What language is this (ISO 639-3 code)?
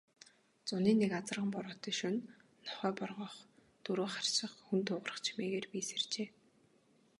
mon